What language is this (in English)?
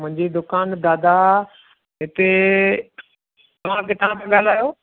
Sindhi